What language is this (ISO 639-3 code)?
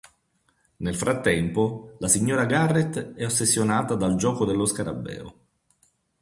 ita